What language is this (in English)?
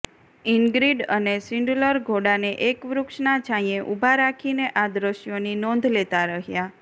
Gujarati